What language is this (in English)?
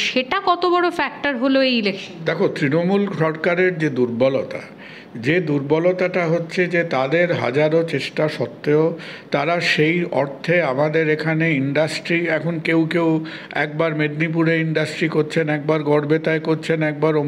Bangla